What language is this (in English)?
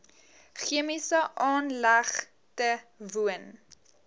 Afrikaans